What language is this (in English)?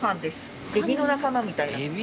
Japanese